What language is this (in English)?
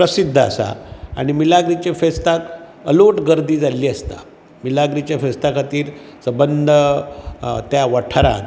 Konkani